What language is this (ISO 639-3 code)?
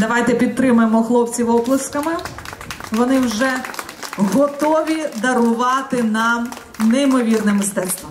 ukr